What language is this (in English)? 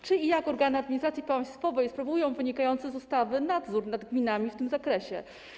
Polish